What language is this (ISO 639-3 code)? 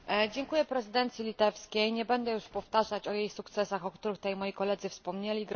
pol